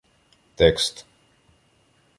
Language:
Ukrainian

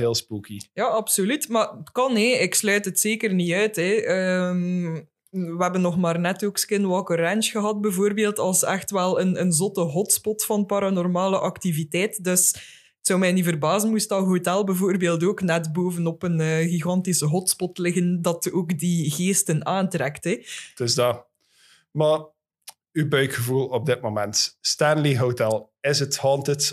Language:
Dutch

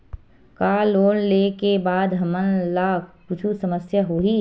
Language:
Chhattisgarhi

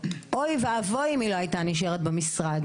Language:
Hebrew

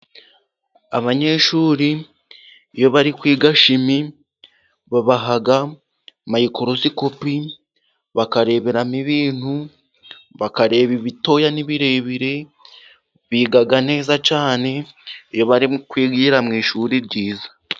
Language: Kinyarwanda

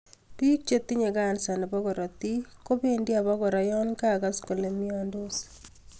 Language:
Kalenjin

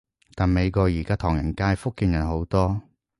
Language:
Cantonese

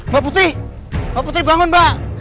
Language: Indonesian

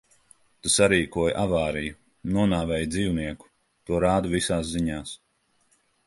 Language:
Latvian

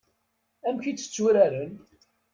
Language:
Kabyle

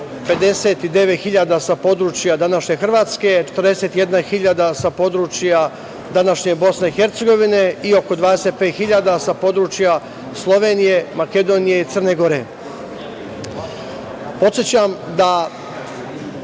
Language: Serbian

